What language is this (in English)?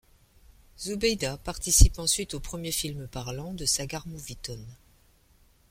French